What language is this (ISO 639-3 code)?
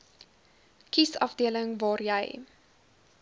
afr